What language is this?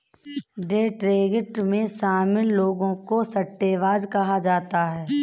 Hindi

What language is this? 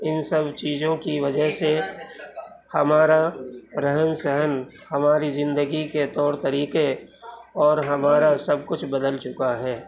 Urdu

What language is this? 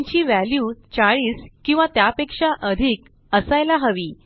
Marathi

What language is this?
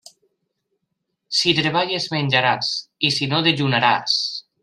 Catalan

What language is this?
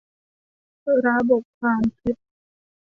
Thai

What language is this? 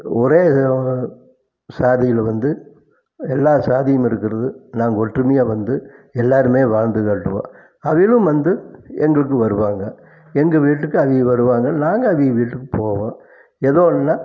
Tamil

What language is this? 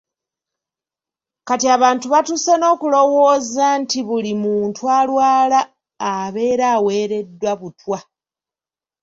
Ganda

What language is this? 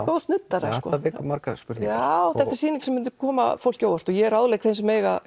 Icelandic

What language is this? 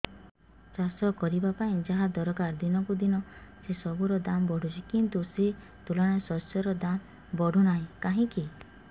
Odia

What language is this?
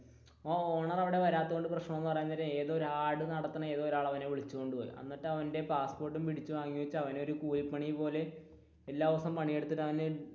Malayalam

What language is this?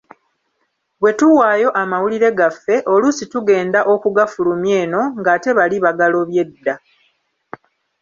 Ganda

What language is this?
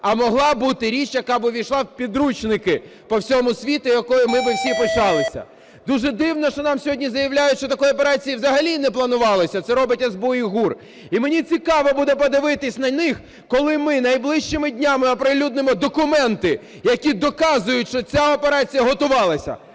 Ukrainian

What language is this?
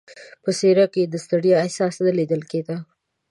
Pashto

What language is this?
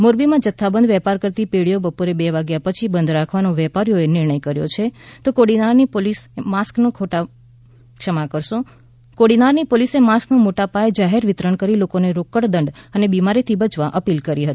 Gujarati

